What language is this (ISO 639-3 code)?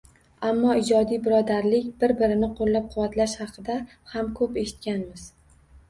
uzb